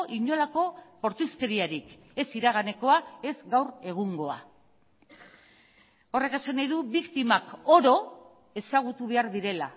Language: Basque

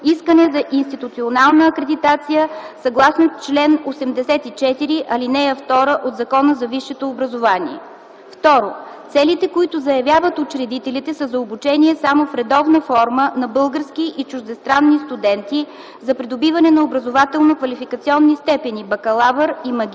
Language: Bulgarian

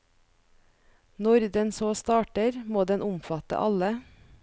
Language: Norwegian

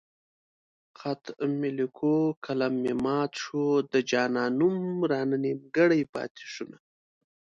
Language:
Pashto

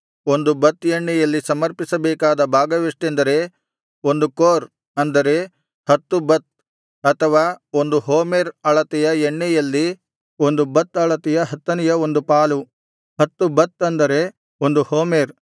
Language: Kannada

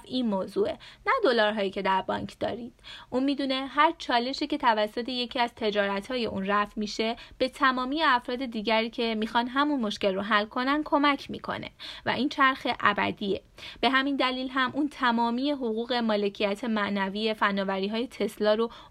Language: Persian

